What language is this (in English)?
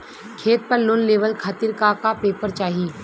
Bhojpuri